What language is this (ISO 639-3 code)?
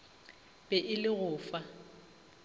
nso